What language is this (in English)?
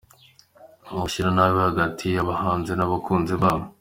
Kinyarwanda